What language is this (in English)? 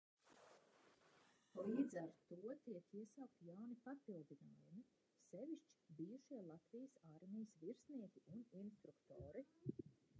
Latvian